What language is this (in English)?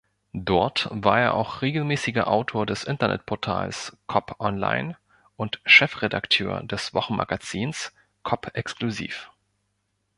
German